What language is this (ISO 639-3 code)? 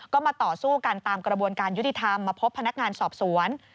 tha